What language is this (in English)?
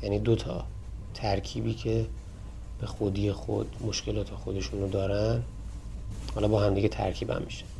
Persian